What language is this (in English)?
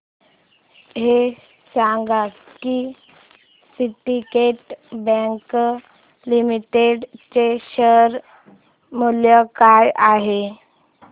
Marathi